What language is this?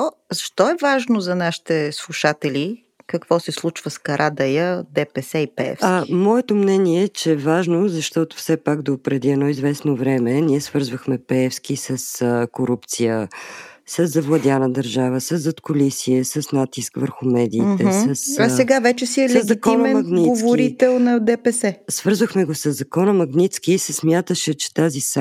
Bulgarian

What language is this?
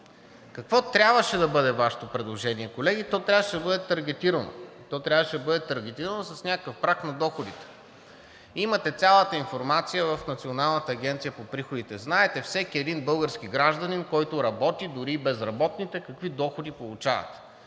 Bulgarian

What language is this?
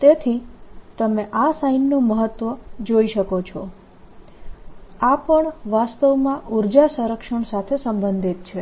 Gujarati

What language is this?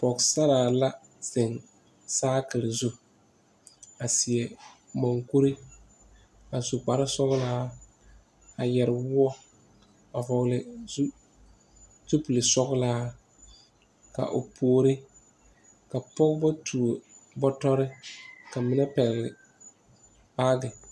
Southern Dagaare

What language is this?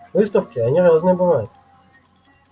Russian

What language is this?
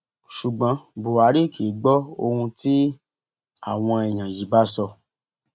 Yoruba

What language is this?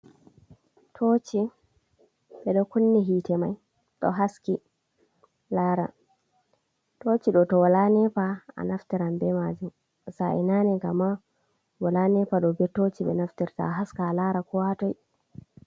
Fula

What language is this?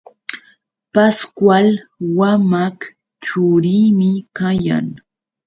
Yauyos Quechua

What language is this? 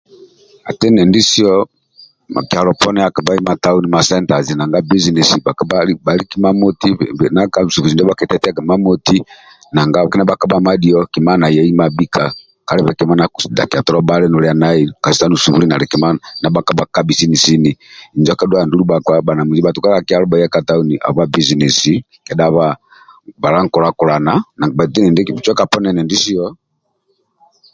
Amba (Uganda)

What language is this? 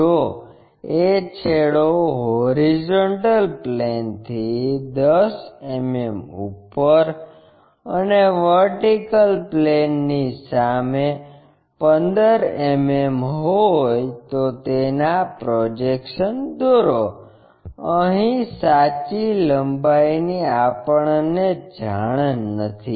Gujarati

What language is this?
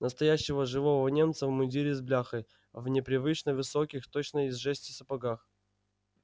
Russian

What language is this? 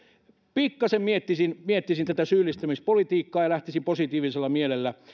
Finnish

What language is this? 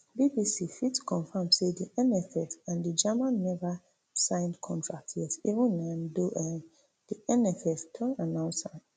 Nigerian Pidgin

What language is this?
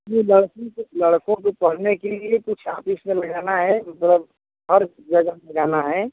Hindi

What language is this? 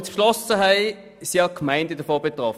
Swiss German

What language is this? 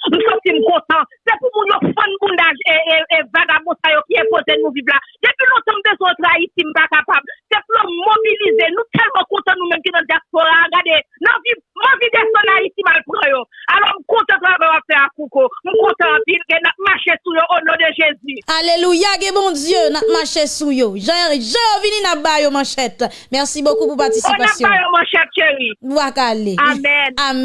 French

